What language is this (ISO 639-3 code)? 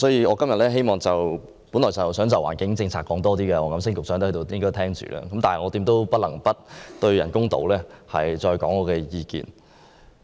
yue